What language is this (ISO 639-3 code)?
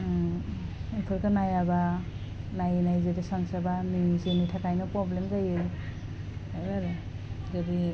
brx